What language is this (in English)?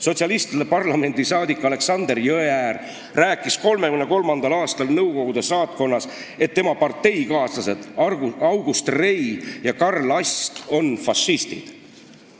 Estonian